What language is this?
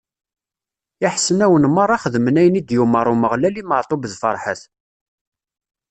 Kabyle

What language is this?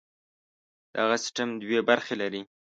Pashto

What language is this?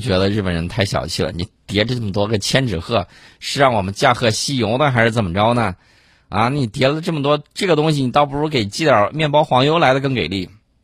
Chinese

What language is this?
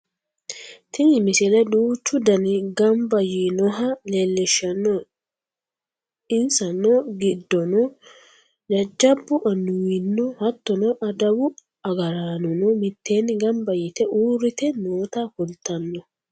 Sidamo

